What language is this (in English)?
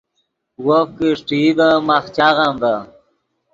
Yidgha